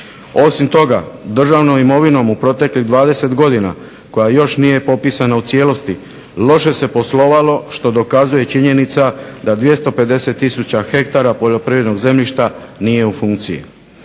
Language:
Croatian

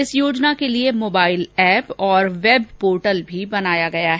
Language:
Hindi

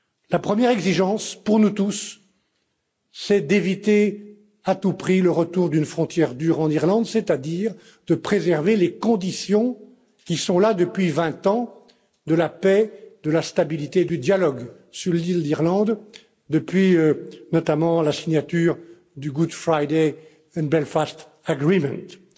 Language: French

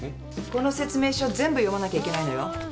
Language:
Japanese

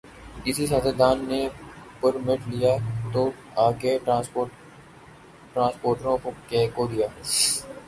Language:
Urdu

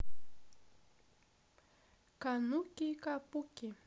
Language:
Russian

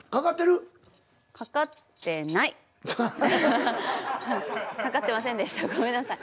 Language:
Japanese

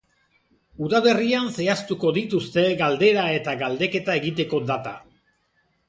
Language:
Basque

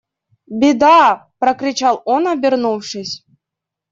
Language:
Russian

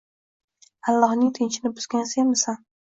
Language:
Uzbek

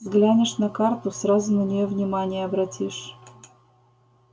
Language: Russian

